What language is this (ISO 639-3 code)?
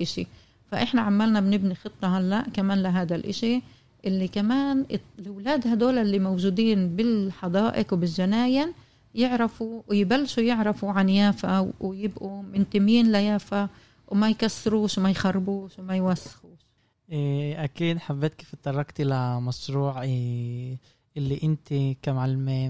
ara